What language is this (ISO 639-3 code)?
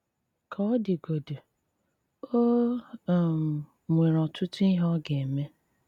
ibo